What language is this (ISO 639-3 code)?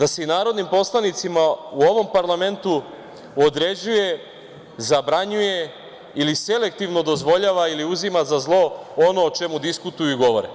srp